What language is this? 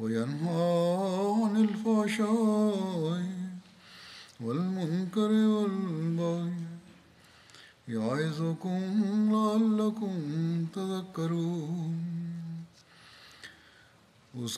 Bulgarian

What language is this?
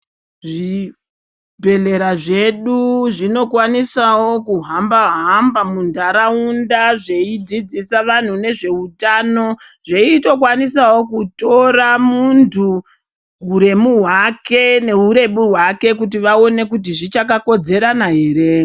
Ndau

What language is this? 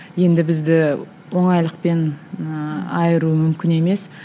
Kazakh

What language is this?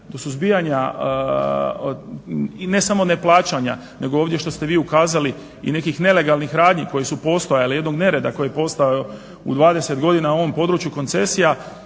Croatian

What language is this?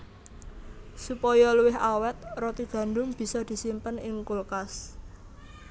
Javanese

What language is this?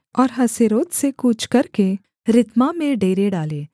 Hindi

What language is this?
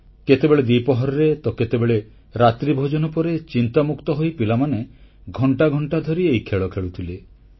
Odia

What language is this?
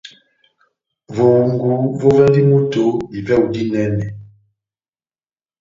Batanga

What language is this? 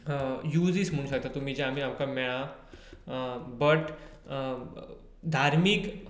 Konkani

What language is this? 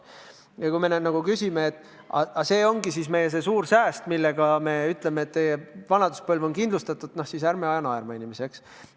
Estonian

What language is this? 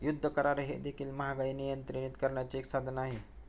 Marathi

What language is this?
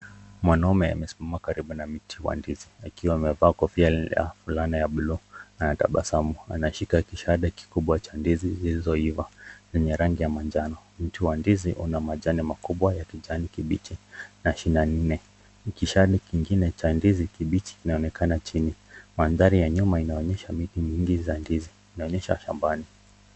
Swahili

